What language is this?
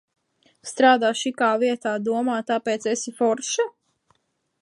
Latvian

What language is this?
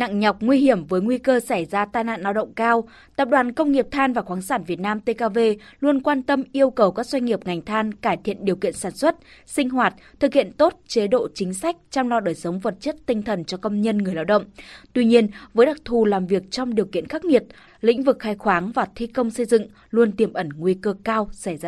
Vietnamese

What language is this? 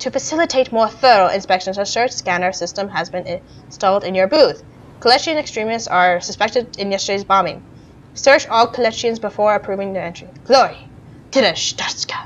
English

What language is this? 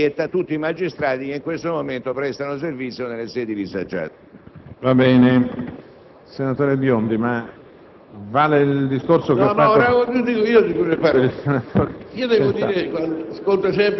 Italian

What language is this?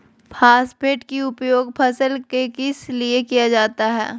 Magahi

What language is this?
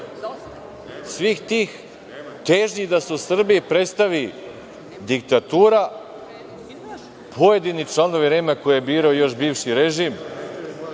Serbian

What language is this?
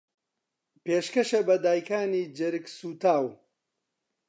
Central Kurdish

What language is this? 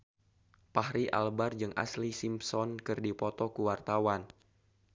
Sundanese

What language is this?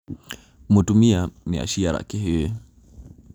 Kikuyu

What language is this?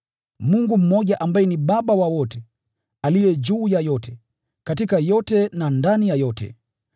Swahili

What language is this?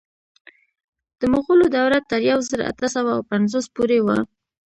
Pashto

